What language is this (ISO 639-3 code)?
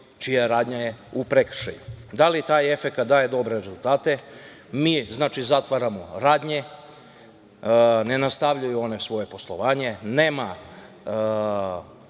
srp